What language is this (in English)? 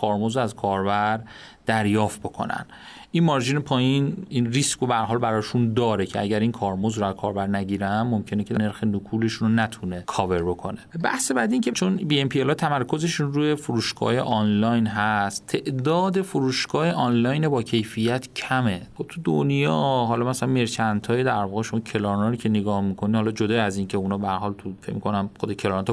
Persian